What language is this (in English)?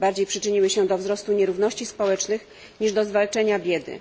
Polish